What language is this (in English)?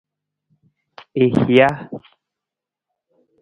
Nawdm